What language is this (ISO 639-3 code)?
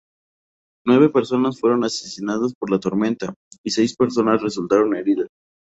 spa